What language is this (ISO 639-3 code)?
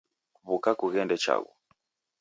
dav